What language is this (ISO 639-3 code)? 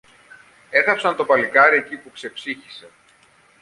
ell